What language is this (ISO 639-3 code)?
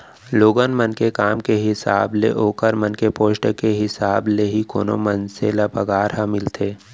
hne